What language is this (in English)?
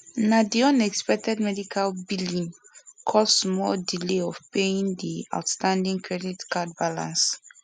Nigerian Pidgin